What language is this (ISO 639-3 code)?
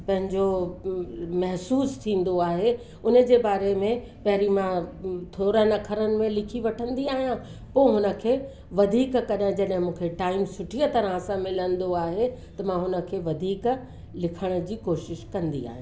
snd